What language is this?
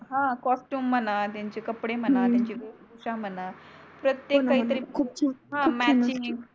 Marathi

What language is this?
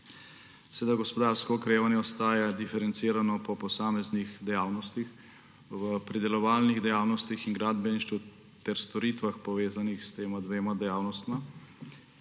Slovenian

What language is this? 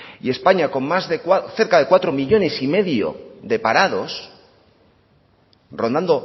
Spanish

